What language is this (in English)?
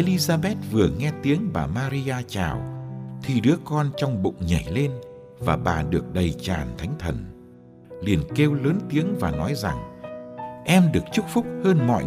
Vietnamese